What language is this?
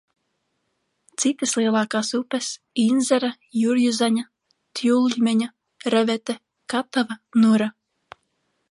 Latvian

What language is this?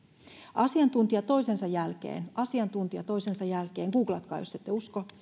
Finnish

